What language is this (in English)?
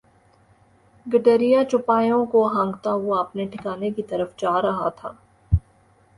Urdu